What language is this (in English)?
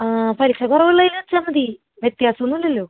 Malayalam